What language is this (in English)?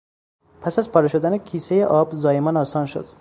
Persian